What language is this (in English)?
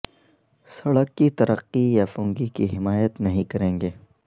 Urdu